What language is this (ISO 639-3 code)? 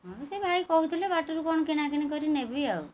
ori